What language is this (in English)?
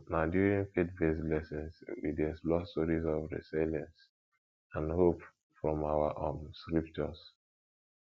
Nigerian Pidgin